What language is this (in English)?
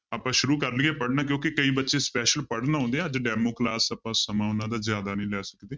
Punjabi